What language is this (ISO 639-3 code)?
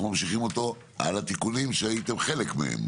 heb